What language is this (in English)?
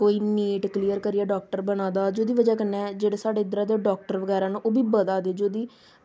Dogri